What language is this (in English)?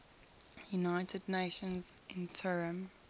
English